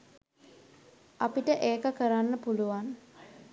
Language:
Sinhala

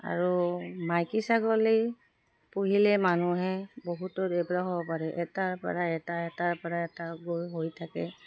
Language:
Assamese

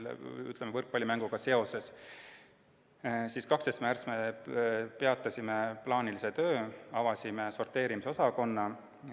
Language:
Estonian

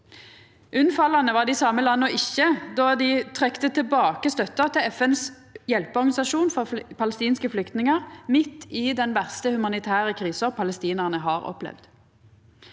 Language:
Norwegian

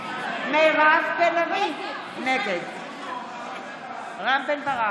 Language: Hebrew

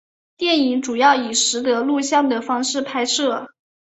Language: Chinese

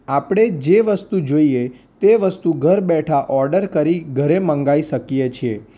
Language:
Gujarati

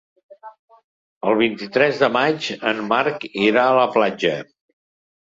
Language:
Catalan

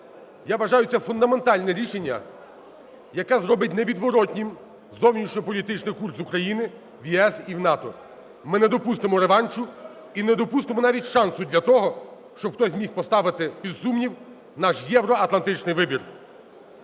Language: Ukrainian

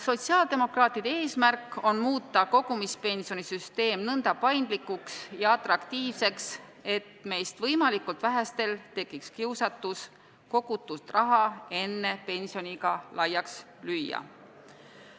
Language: Estonian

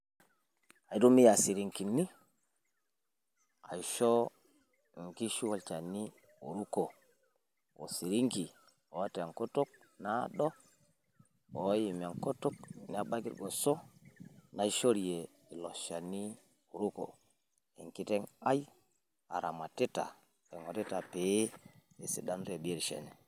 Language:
Masai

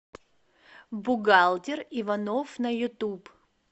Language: Russian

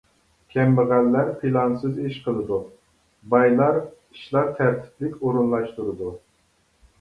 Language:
Uyghur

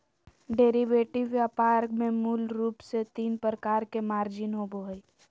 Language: Magahi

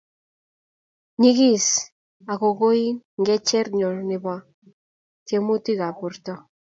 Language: Kalenjin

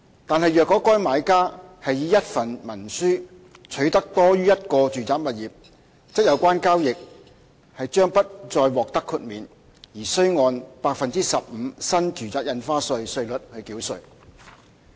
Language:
Cantonese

